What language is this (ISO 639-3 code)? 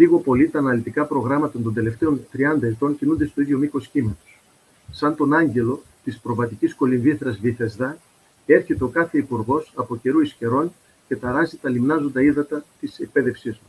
ell